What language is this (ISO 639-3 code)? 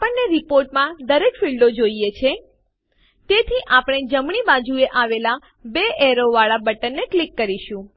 guj